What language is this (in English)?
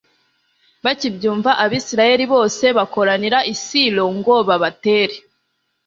Kinyarwanda